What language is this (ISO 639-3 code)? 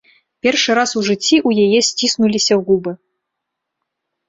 bel